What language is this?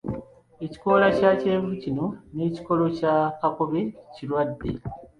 Ganda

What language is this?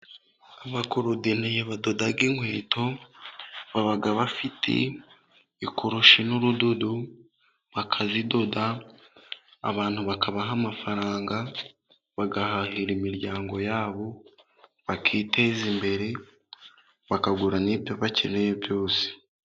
Kinyarwanda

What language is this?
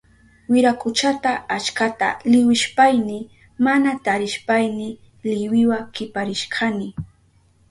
Southern Pastaza Quechua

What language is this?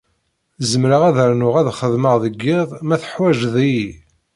Kabyle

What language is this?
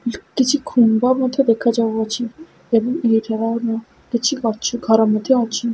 Odia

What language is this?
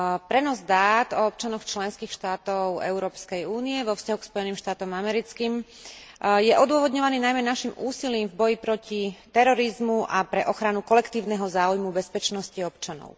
Slovak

